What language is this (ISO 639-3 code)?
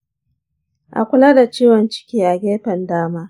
hau